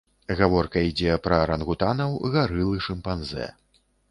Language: Belarusian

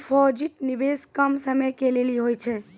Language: Maithili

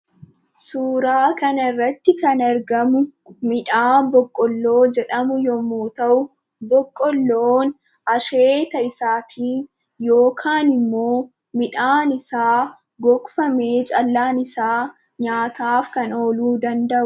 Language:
Oromo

